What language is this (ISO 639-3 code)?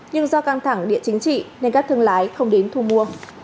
vie